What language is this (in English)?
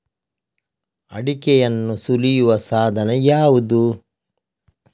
Kannada